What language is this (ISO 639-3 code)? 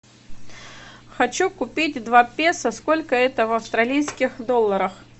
rus